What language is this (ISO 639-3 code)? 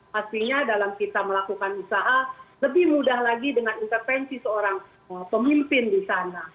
ind